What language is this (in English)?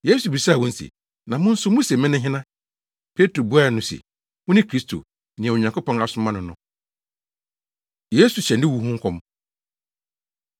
Akan